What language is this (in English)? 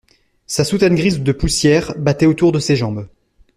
French